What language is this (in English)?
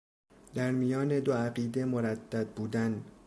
Persian